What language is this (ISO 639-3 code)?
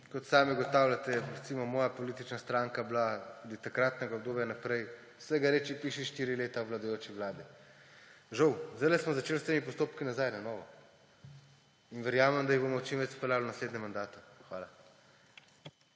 slv